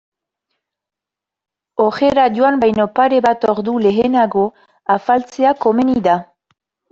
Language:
Basque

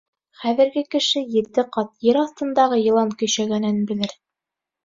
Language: Bashkir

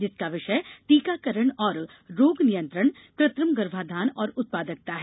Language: Hindi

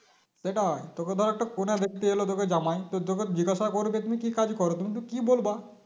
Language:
Bangla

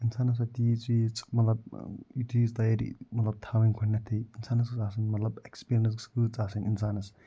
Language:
Kashmiri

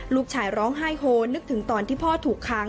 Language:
Thai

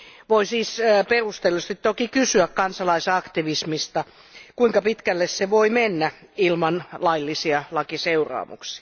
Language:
Finnish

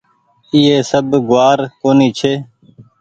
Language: Goaria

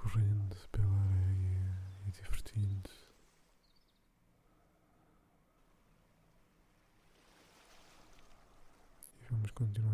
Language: Portuguese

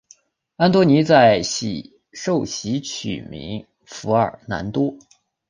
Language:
Chinese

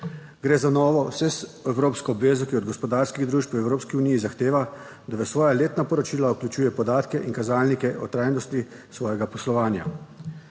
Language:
Slovenian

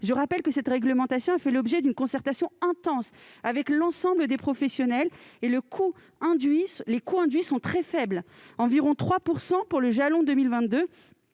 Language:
French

